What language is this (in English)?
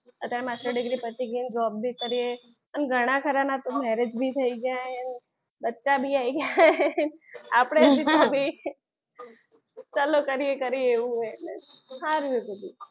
Gujarati